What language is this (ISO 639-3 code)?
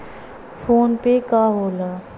bho